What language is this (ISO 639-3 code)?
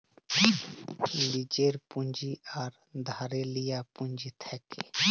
ben